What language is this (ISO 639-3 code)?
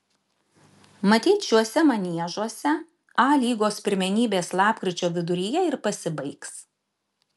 lit